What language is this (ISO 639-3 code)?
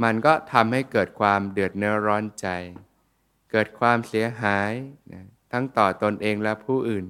tha